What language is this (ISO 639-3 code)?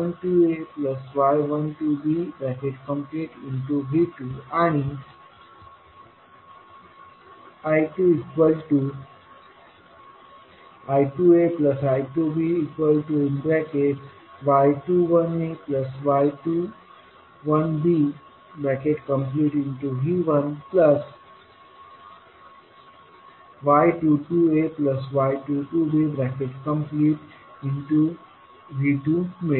mar